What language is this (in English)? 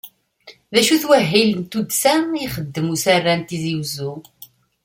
Kabyle